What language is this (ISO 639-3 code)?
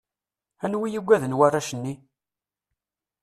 kab